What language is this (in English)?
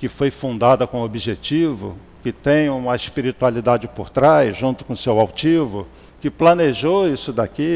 Portuguese